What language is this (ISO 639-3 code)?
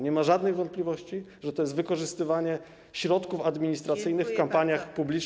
pol